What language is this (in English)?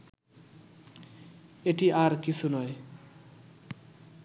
Bangla